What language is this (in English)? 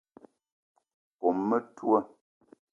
Eton (Cameroon)